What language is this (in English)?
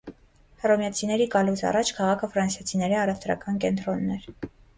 Armenian